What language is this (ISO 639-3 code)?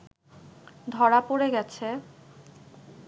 ben